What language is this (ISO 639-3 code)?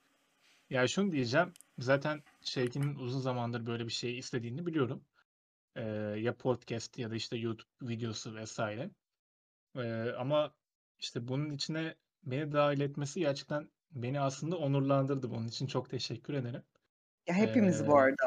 tur